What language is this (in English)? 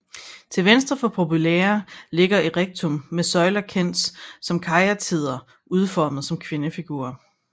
Danish